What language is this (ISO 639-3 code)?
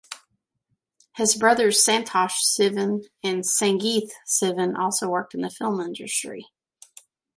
eng